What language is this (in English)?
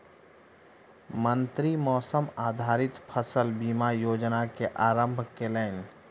Maithili